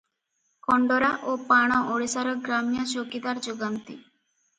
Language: Odia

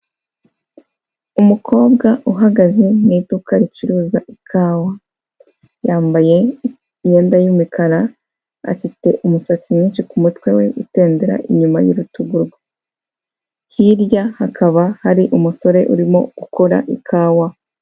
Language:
Kinyarwanda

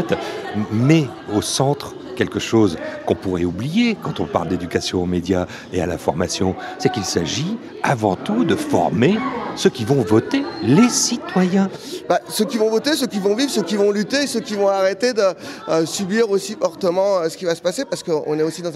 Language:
French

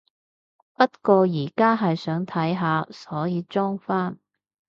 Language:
Cantonese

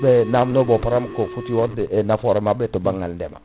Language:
Fula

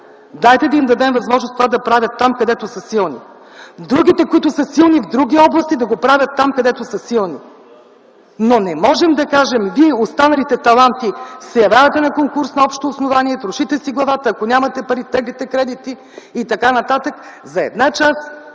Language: Bulgarian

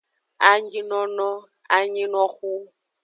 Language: Aja (Benin)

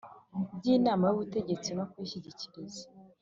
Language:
Kinyarwanda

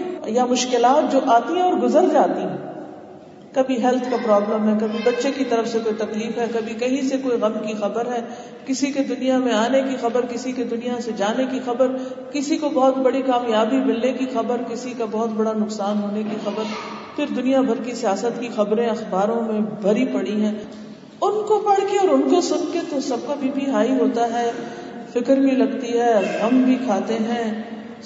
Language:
Urdu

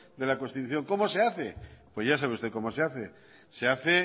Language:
Spanish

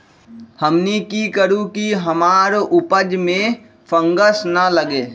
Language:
Magahi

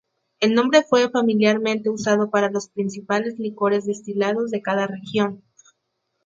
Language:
Spanish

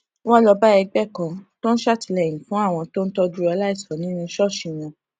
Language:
Yoruba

